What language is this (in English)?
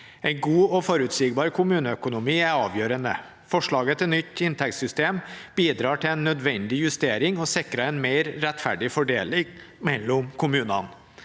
Norwegian